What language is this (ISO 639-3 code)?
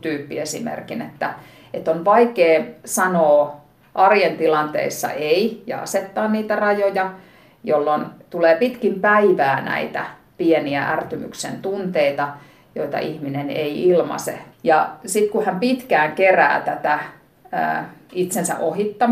fin